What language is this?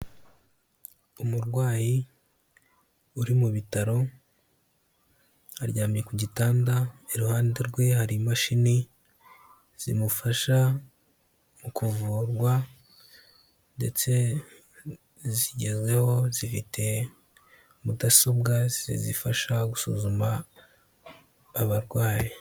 Kinyarwanda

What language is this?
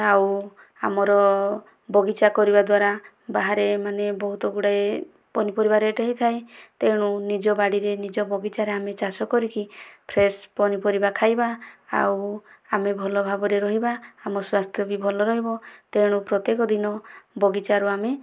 Odia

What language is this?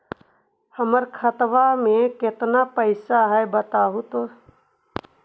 Magahi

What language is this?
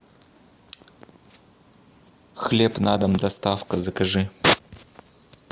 Russian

